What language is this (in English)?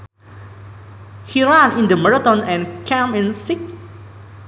Sundanese